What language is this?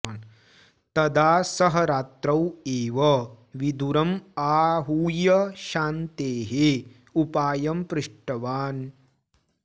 Sanskrit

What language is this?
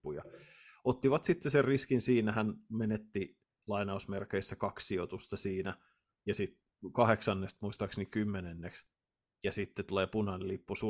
Finnish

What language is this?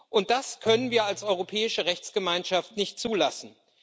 German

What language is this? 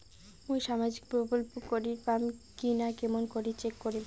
Bangla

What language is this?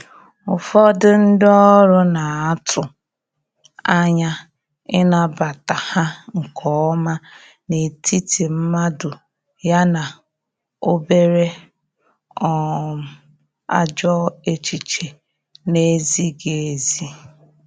Igbo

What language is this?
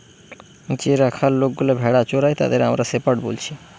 Bangla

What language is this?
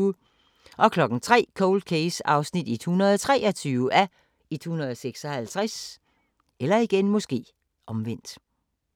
Danish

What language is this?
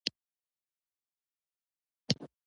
Pashto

